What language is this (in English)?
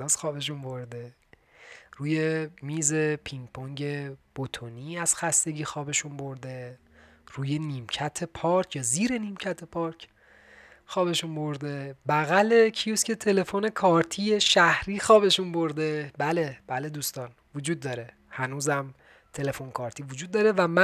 Persian